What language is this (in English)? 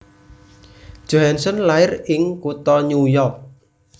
Javanese